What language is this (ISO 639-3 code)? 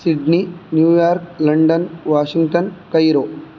san